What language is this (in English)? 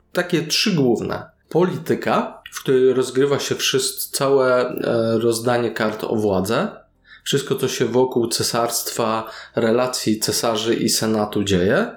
Polish